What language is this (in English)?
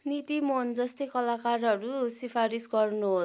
Nepali